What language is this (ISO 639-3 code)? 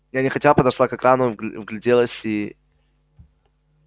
rus